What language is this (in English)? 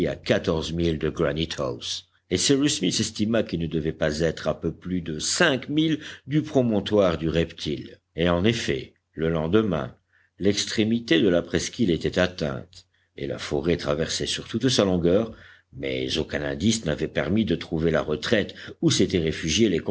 French